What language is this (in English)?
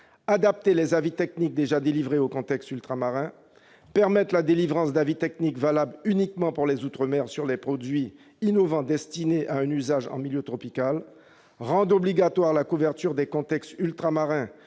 French